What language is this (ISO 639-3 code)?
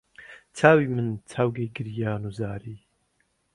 ckb